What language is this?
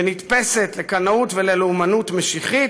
Hebrew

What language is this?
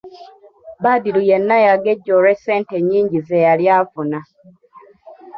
Ganda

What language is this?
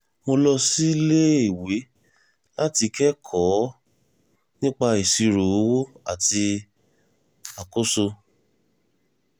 Yoruba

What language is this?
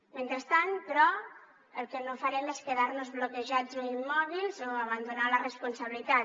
Catalan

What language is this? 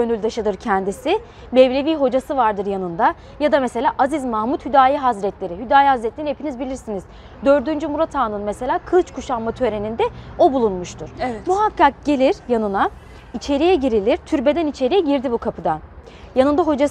Turkish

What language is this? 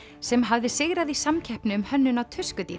Icelandic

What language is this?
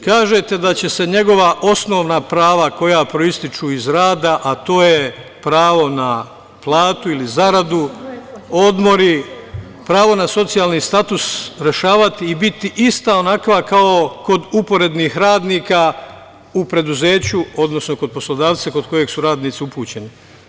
Serbian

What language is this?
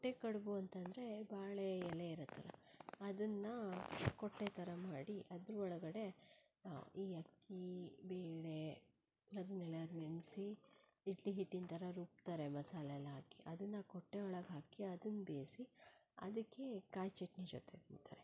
Kannada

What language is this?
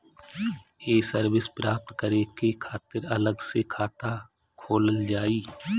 Bhojpuri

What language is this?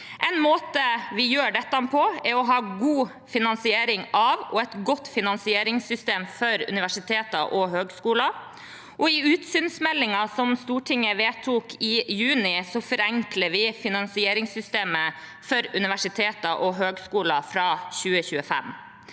Norwegian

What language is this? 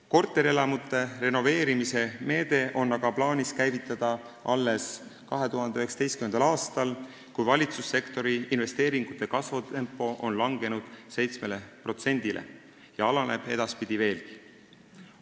Estonian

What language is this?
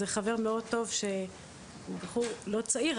Hebrew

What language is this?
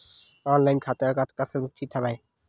Chhattisgarhi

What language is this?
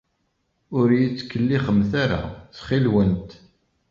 Kabyle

